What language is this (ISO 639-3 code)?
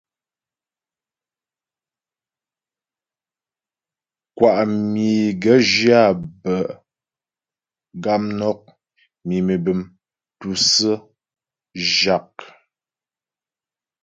bbj